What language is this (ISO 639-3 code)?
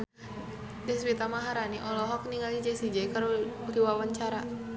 sun